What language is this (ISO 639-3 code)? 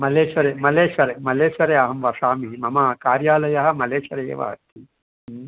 san